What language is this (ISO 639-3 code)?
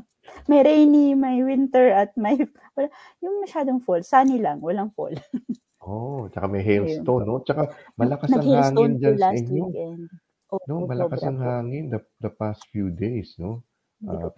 fil